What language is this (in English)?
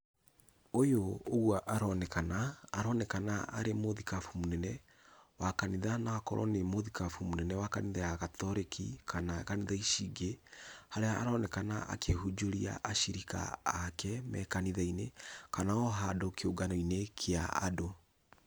Kikuyu